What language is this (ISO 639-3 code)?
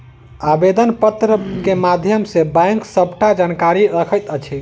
mai